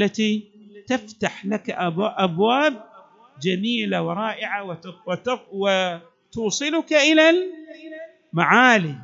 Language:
Arabic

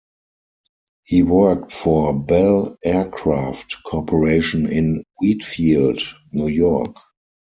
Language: English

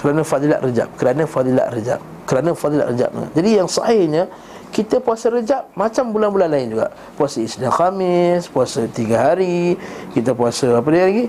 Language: Malay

